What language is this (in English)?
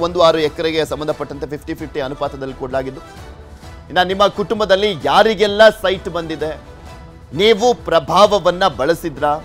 Romanian